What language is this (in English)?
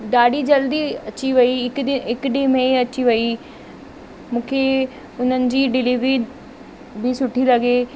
Sindhi